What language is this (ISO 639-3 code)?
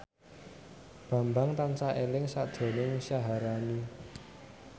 jav